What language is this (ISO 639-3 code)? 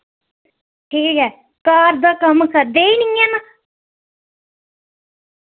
doi